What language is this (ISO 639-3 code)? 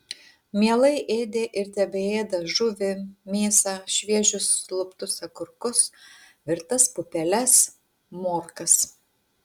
lit